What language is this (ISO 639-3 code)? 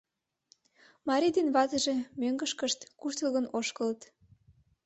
chm